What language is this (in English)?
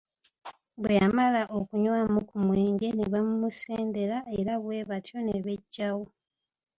Ganda